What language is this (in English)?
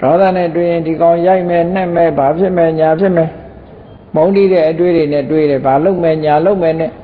Thai